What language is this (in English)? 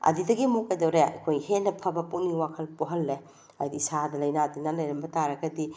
Manipuri